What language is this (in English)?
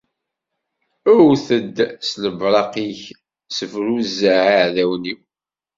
Kabyle